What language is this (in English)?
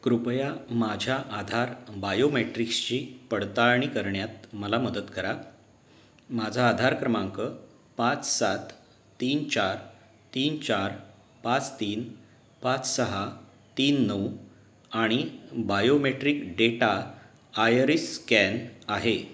Marathi